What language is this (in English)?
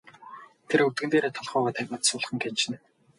Mongolian